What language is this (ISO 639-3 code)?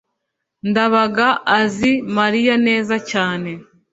kin